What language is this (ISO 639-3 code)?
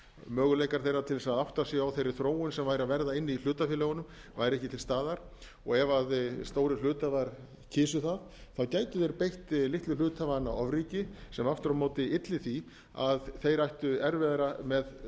isl